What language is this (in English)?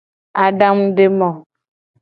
Gen